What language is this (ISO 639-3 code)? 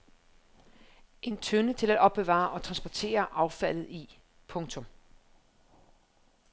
dan